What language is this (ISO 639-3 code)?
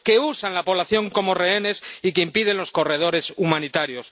spa